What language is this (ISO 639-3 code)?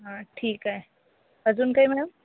mar